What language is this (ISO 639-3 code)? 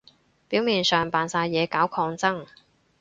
yue